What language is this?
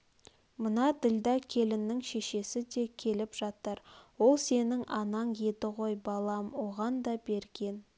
Kazakh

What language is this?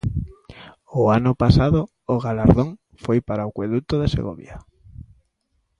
Galician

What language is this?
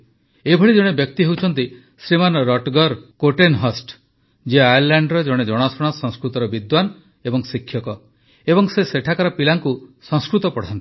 Odia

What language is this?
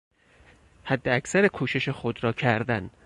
Persian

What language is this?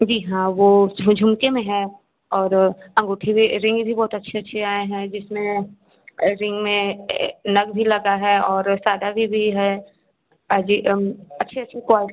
Hindi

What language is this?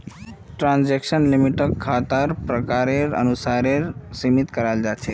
Magahi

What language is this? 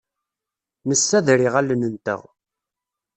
Kabyle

